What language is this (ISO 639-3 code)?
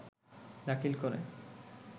ben